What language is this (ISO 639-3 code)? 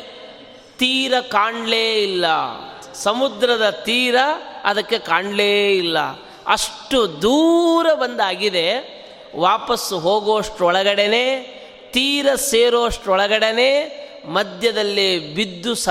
kan